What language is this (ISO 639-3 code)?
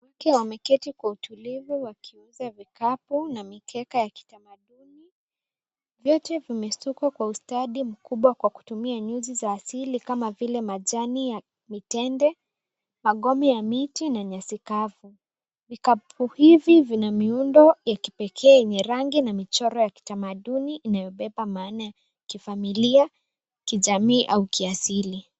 swa